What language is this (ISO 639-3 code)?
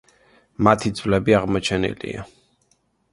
kat